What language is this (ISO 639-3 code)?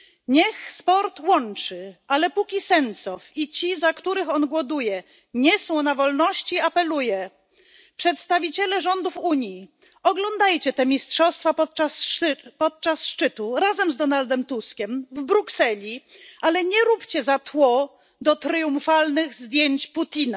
pol